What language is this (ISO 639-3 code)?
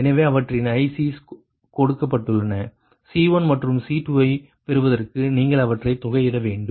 tam